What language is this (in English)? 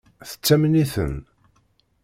Kabyle